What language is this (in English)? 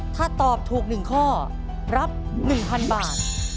Thai